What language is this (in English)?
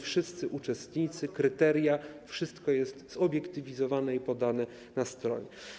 Polish